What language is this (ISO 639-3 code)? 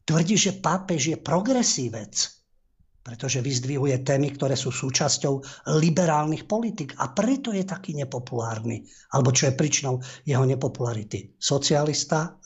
slk